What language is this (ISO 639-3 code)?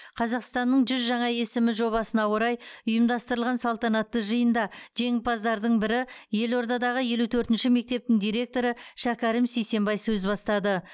kaz